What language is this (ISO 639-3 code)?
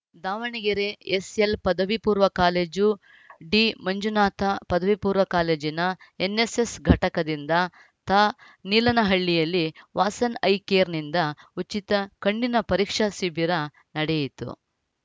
kan